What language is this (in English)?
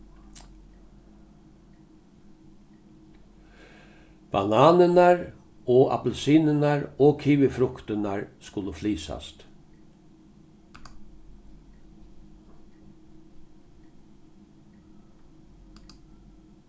Faroese